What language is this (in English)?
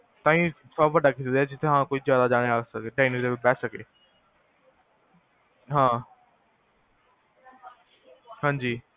Punjabi